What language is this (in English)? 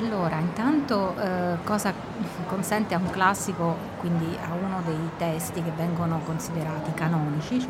Italian